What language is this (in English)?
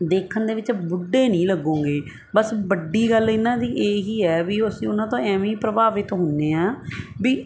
Punjabi